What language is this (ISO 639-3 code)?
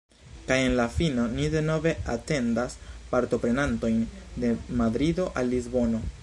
epo